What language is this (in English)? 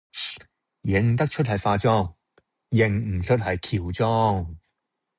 Cantonese